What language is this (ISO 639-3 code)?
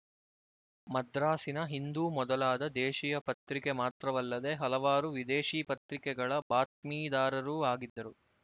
kan